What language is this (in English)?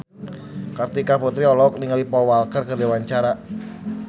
Sundanese